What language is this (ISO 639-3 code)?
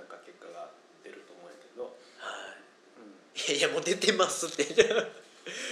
jpn